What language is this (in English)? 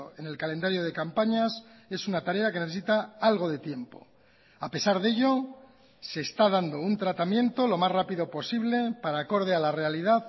Spanish